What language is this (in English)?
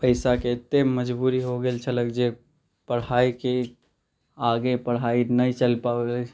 Maithili